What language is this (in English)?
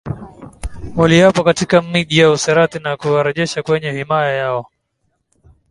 Swahili